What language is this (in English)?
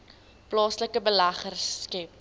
Afrikaans